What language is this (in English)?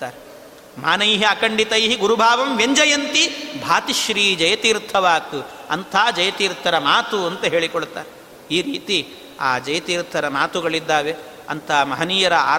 Kannada